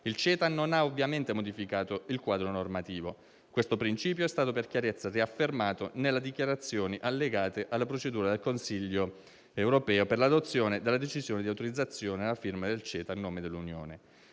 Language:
Italian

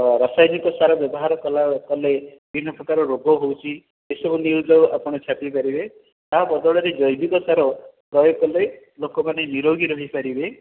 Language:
Odia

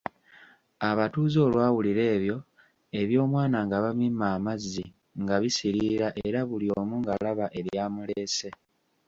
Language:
Ganda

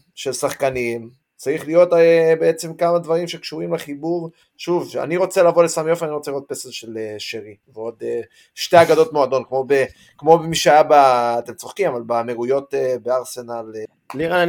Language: Hebrew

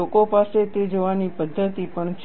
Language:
Gujarati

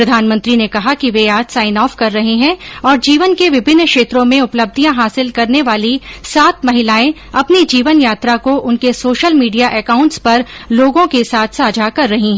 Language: Hindi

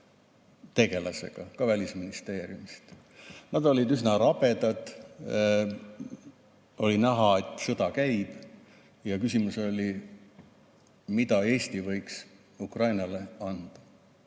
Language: Estonian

